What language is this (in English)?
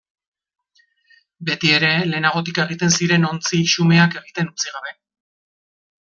Basque